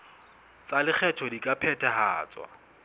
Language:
Southern Sotho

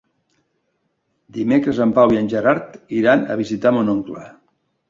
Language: Catalan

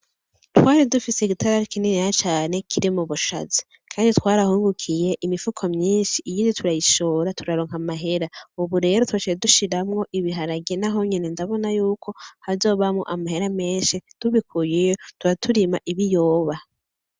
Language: Rundi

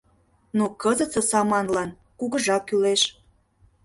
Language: Mari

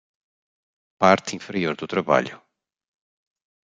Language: Portuguese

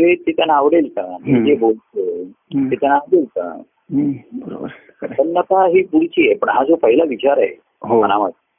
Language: Marathi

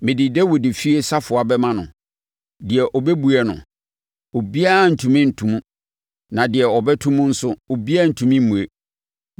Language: Akan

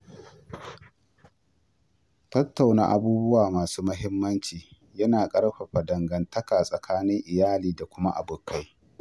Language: Hausa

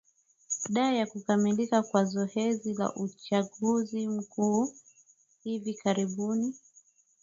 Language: Swahili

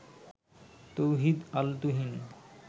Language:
Bangla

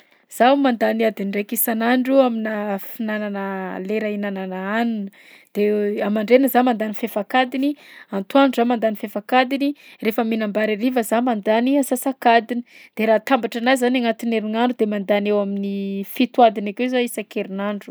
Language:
Southern Betsimisaraka Malagasy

